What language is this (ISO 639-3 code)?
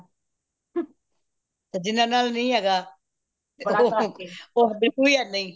pan